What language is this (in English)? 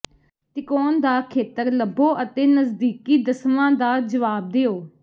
Punjabi